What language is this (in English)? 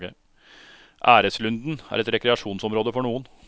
Norwegian